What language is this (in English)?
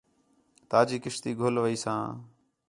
Khetrani